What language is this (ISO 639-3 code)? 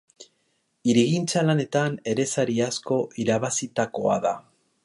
eus